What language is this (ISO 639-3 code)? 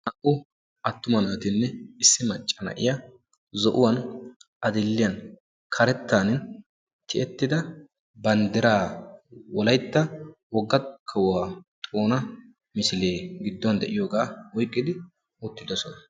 wal